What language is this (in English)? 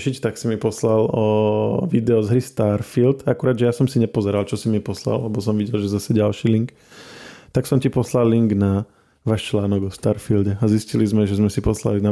Slovak